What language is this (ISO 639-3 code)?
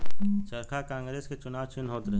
bho